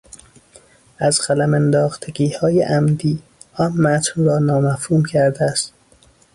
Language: Persian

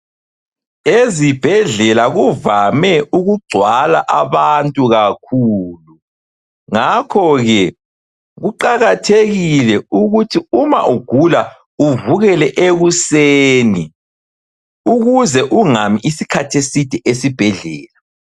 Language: North Ndebele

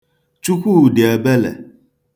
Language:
Igbo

